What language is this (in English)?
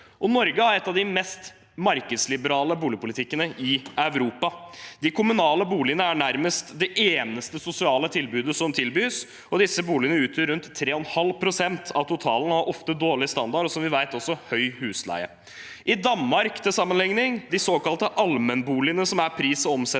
Norwegian